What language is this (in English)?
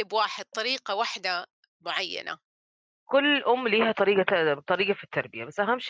Arabic